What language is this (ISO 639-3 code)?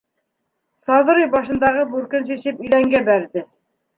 bak